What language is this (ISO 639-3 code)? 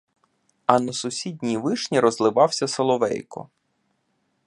ukr